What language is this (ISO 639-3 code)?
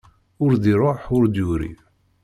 kab